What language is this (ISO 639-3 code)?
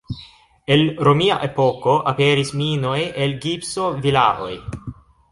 epo